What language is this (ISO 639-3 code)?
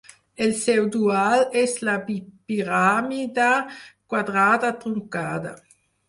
cat